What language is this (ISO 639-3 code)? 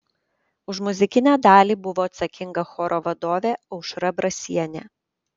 lit